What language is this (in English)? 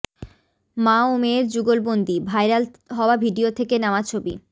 Bangla